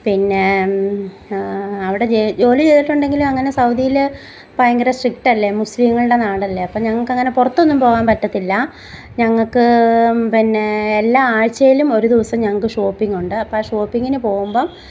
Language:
Malayalam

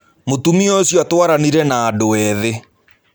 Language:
Kikuyu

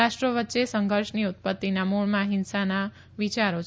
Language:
Gujarati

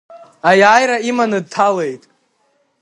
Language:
Abkhazian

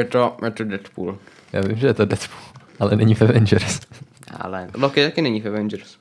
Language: Czech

